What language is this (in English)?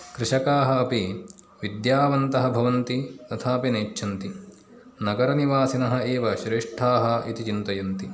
Sanskrit